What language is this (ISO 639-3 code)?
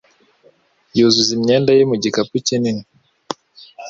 kin